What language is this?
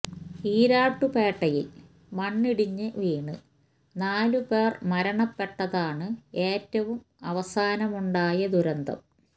Malayalam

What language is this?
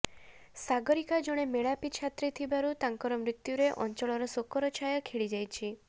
Odia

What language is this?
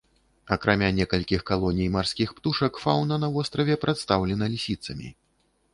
Belarusian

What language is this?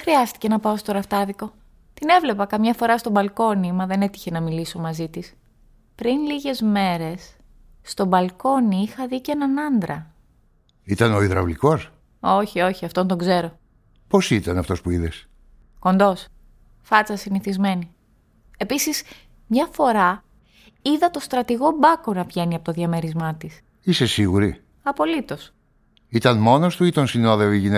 Greek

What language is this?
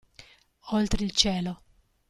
Italian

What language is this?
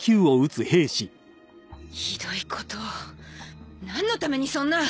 Japanese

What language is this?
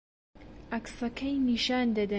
Central Kurdish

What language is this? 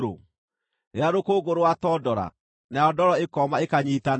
Kikuyu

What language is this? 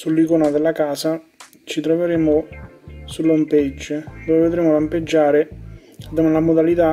Italian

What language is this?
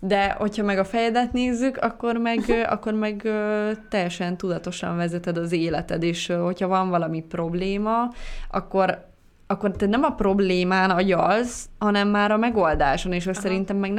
Hungarian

